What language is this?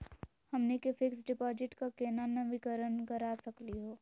Magahi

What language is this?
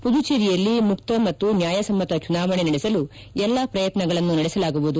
Kannada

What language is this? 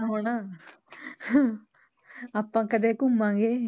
Punjabi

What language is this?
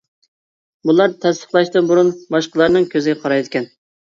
Uyghur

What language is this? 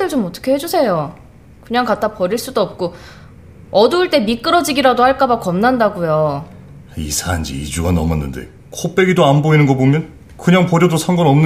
Korean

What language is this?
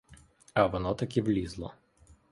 Ukrainian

